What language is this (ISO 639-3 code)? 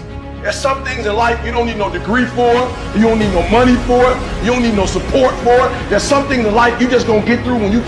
eng